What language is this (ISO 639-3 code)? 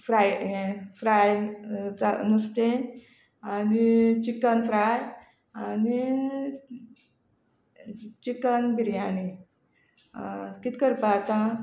kok